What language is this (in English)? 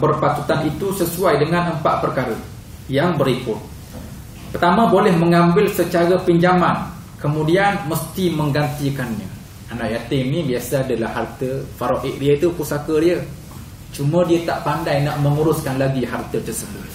Malay